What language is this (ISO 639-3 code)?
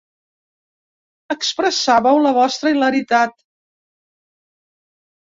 cat